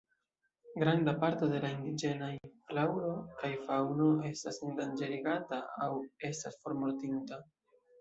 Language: Esperanto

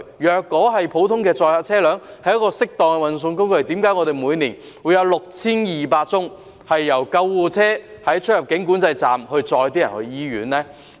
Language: Cantonese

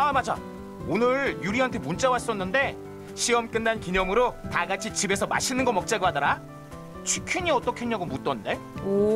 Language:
Korean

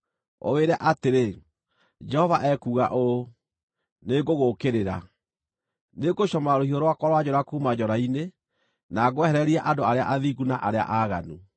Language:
Kikuyu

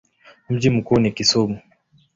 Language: Swahili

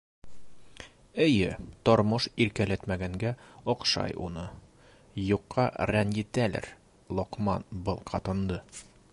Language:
Bashkir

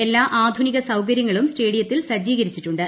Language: Malayalam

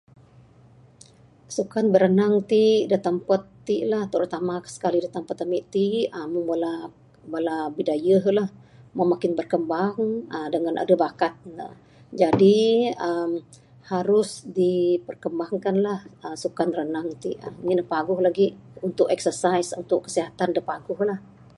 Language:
Bukar-Sadung Bidayuh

